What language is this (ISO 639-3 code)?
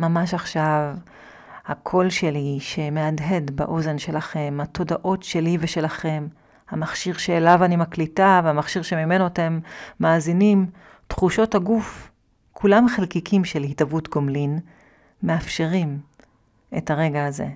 heb